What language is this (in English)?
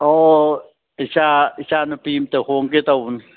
Manipuri